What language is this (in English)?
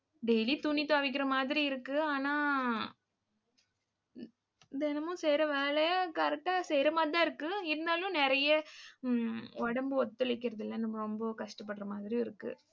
Tamil